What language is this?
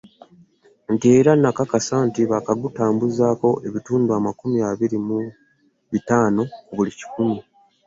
Ganda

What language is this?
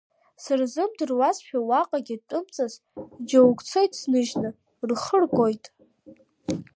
Abkhazian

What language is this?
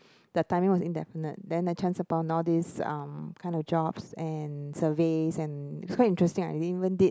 English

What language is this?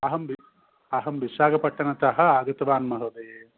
Sanskrit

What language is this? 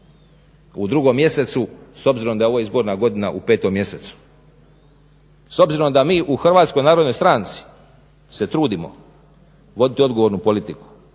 Croatian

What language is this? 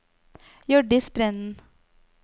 Norwegian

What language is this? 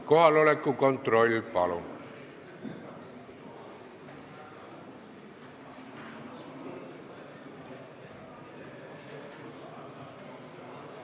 Estonian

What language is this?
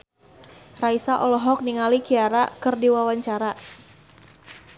Sundanese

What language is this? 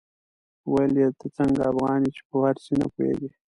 Pashto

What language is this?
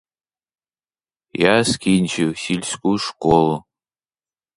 Ukrainian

